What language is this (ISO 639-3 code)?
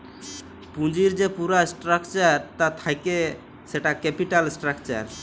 ben